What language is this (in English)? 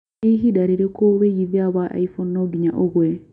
Kikuyu